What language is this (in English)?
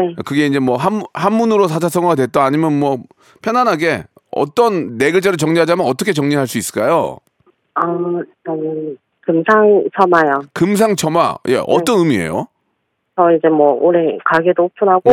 Korean